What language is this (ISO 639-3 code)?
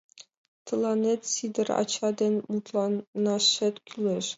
chm